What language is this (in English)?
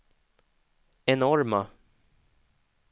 Swedish